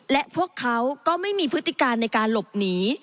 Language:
Thai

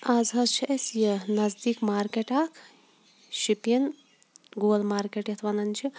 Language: Kashmiri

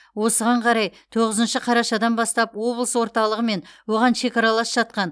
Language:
Kazakh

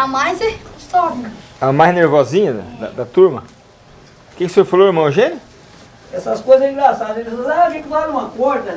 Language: Portuguese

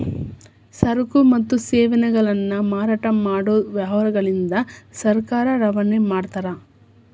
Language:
Kannada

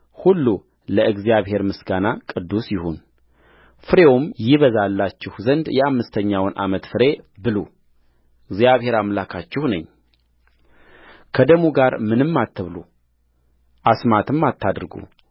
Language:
Amharic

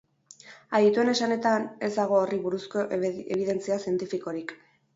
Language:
Basque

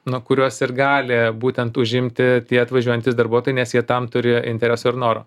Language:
Lithuanian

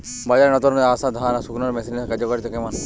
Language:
Bangla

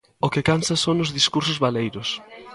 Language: Galician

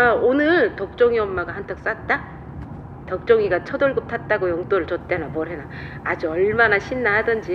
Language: Korean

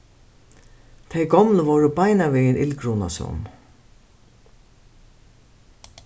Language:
Faroese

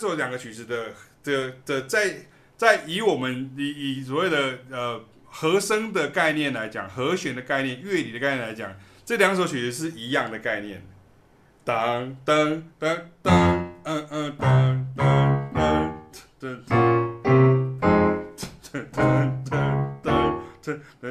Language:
Chinese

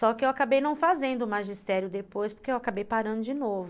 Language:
Portuguese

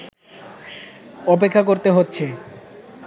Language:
Bangla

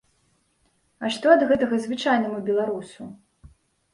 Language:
Belarusian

